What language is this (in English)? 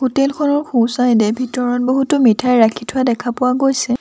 Assamese